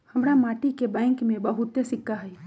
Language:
Magahi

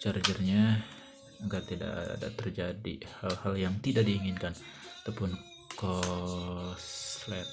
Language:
Indonesian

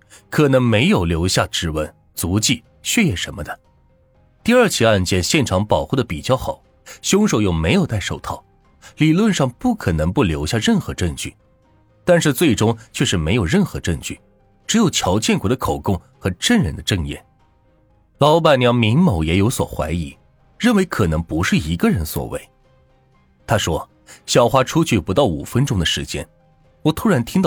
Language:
Chinese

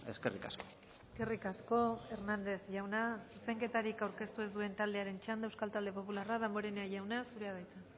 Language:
Basque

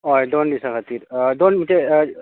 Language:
Konkani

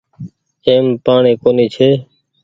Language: Goaria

